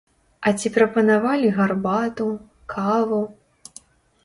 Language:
Belarusian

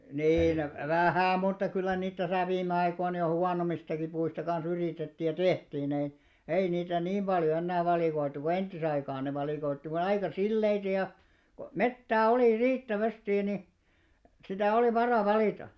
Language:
Finnish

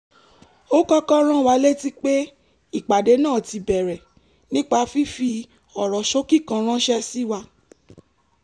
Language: Yoruba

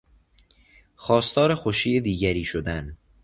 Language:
Persian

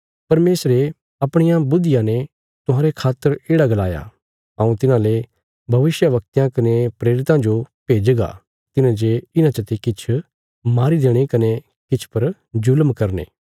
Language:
Bilaspuri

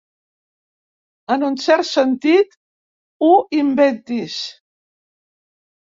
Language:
Catalan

